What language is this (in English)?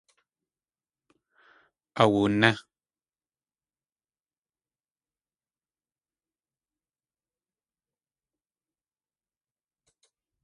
Tlingit